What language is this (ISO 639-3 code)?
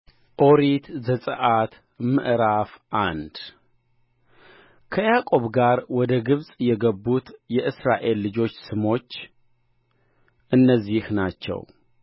amh